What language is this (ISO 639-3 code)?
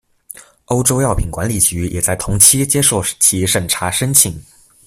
zho